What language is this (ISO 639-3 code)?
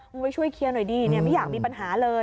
tha